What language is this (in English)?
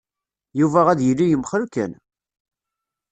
Kabyle